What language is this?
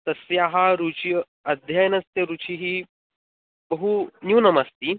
Sanskrit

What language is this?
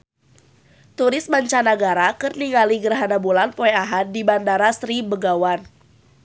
Sundanese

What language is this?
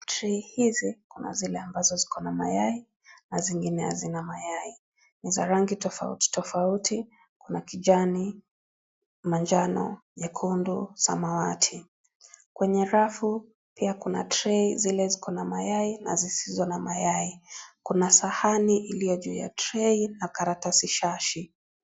Swahili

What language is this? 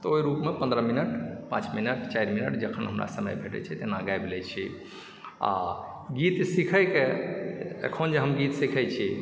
Maithili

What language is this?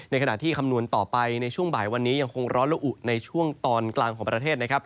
Thai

